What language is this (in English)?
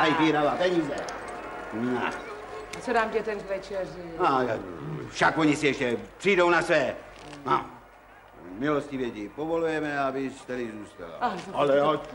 Czech